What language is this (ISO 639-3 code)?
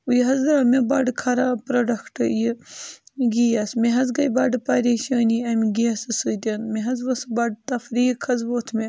kas